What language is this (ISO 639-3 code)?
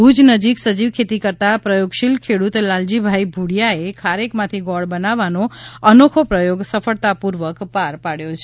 guj